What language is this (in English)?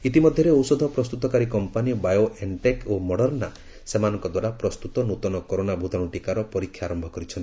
Odia